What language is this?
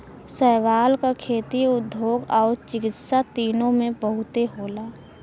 Bhojpuri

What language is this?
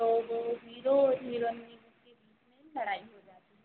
Hindi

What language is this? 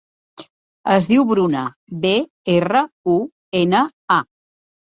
Catalan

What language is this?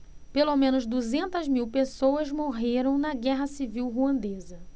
Portuguese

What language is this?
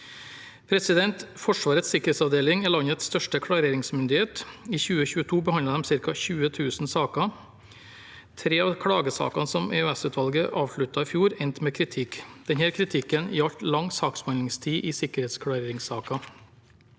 Norwegian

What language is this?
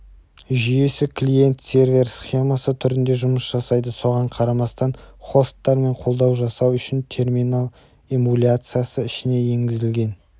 Kazakh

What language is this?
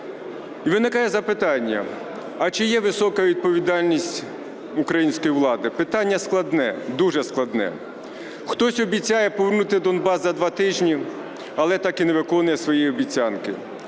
Ukrainian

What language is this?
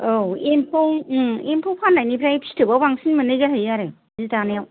Bodo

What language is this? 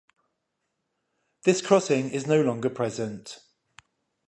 English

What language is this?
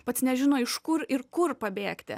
Lithuanian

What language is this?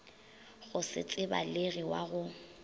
Northern Sotho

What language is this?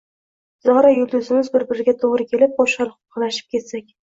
Uzbek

